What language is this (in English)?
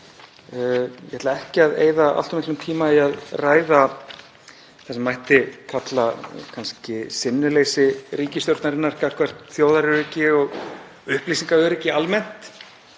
Icelandic